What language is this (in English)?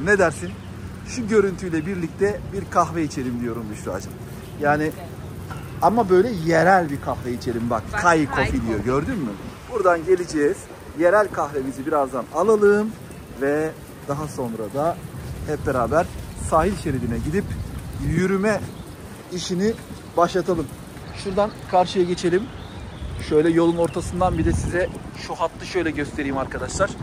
Turkish